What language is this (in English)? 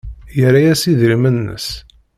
Kabyle